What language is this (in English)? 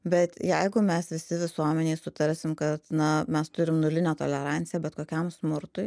Lithuanian